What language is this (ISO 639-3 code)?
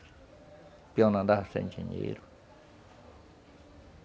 por